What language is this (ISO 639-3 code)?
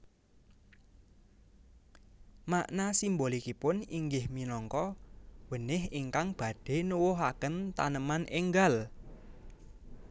jav